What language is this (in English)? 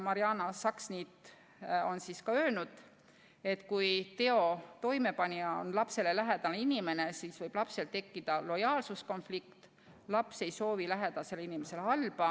Estonian